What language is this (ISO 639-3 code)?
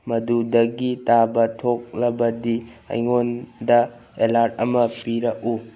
mni